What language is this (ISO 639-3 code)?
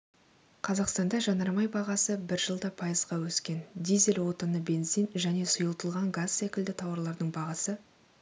kaz